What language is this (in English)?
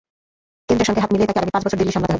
Bangla